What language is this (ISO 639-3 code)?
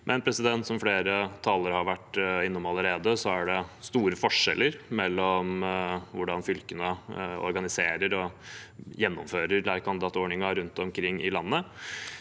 nor